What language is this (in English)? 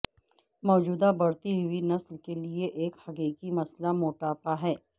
Urdu